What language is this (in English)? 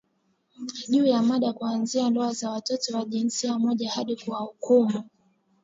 Swahili